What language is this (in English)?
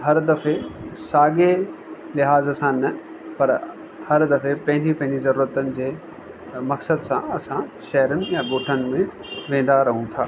Sindhi